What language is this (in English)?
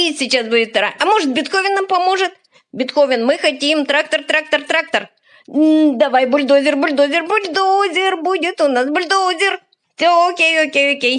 Russian